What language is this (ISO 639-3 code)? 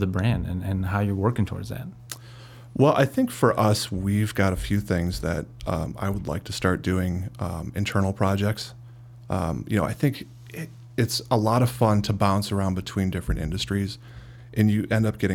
eng